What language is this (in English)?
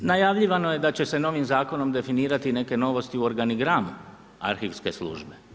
Croatian